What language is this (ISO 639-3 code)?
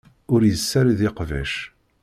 kab